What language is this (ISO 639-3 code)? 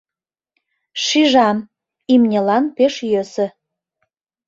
chm